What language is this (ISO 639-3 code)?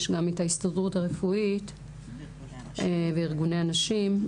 heb